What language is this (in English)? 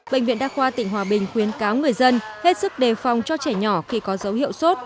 Vietnamese